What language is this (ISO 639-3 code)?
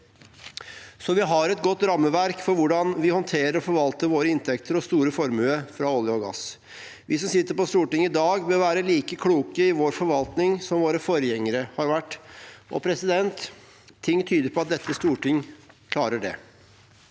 nor